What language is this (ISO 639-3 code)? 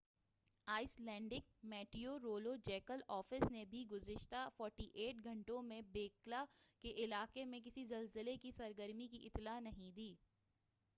urd